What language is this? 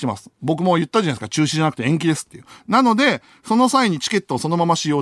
Japanese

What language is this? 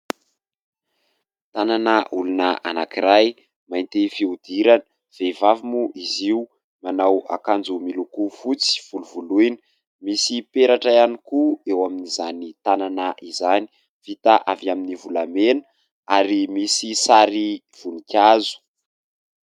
Malagasy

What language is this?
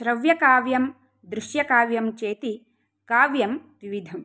Sanskrit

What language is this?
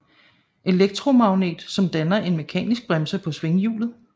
Danish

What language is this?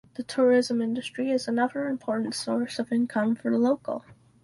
English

